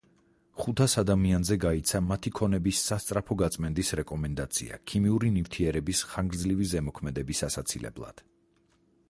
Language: Georgian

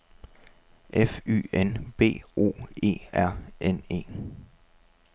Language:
Danish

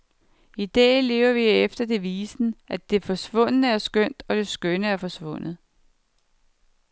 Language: Danish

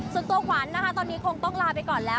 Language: Thai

